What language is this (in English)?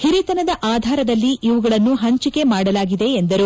Kannada